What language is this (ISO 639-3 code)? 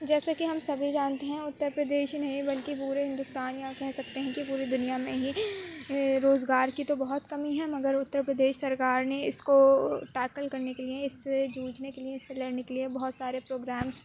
urd